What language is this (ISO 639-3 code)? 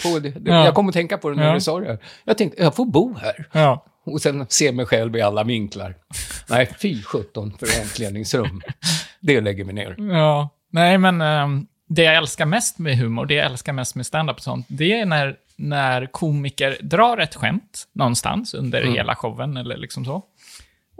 swe